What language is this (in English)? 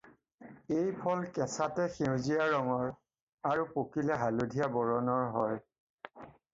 Assamese